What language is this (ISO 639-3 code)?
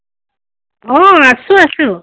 asm